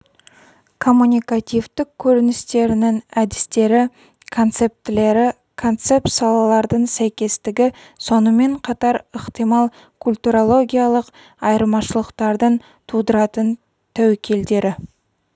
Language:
Kazakh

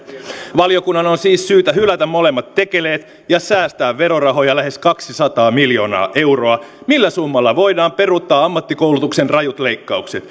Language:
Finnish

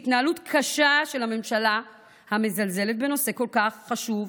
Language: Hebrew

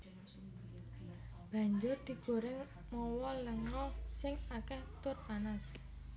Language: Javanese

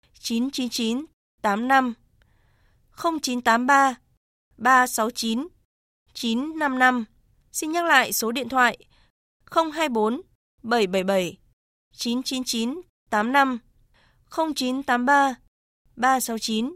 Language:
Vietnamese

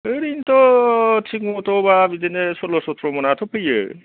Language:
Bodo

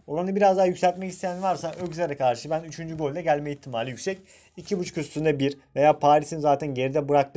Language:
Turkish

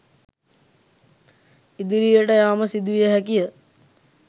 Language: Sinhala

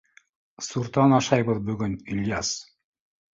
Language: Bashkir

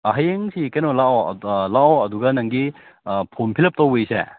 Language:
Manipuri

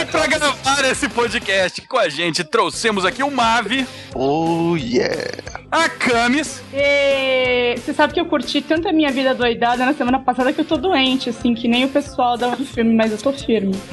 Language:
Portuguese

